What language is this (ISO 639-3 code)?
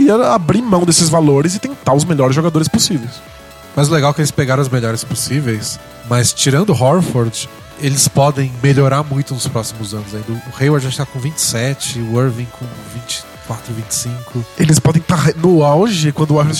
por